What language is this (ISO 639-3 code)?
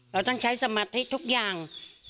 tha